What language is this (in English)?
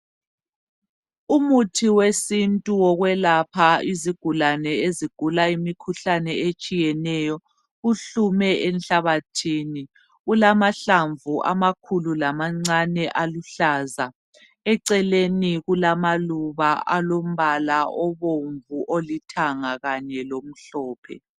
North Ndebele